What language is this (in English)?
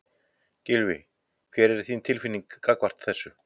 Icelandic